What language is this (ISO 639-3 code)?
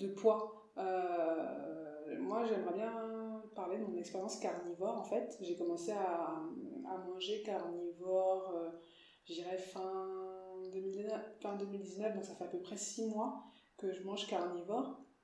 fra